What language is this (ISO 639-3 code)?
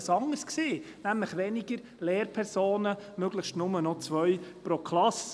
gsw